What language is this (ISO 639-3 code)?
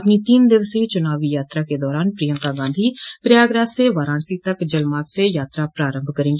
hin